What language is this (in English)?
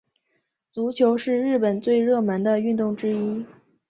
Chinese